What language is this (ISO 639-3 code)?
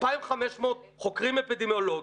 heb